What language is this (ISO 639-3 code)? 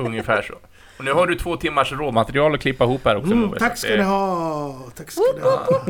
swe